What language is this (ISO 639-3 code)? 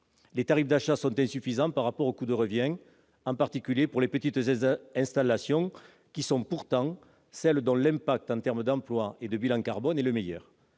fra